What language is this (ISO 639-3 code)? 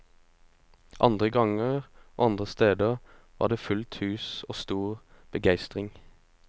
nor